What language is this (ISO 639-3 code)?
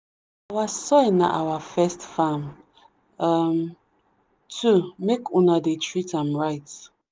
pcm